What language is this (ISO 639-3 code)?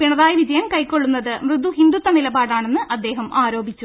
mal